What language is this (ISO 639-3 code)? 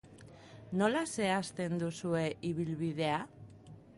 eus